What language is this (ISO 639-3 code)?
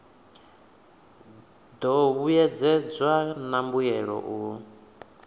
ven